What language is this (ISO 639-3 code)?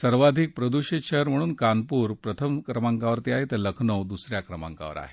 mar